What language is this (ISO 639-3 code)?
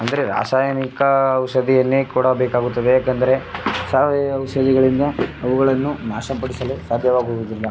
kan